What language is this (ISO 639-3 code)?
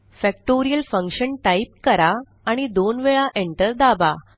mar